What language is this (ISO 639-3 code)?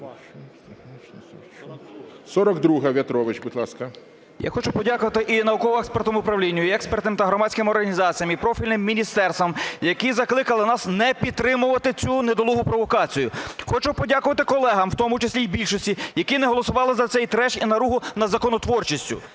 ukr